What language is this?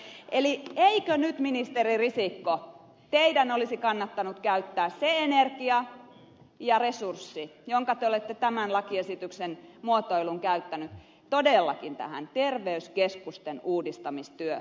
Finnish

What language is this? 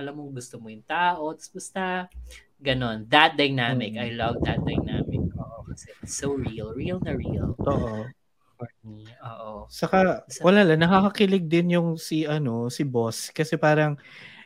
Filipino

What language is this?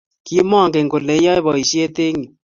Kalenjin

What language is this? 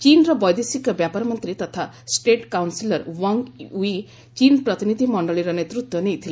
Odia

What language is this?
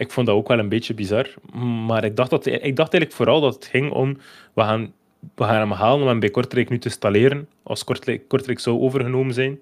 Dutch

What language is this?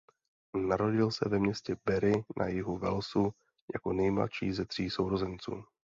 Czech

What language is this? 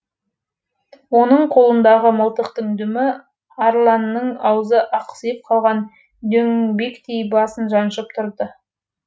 Kazakh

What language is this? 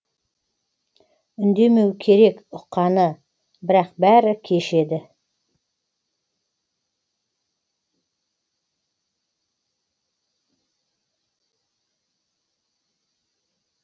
Kazakh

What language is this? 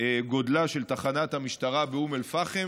Hebrew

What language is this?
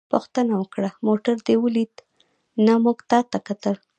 Pashto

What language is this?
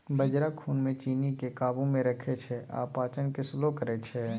Maithili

